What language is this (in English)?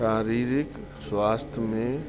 Sindhi